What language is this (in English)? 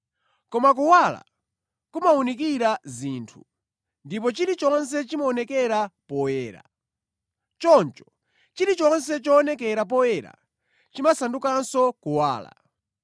Nyanja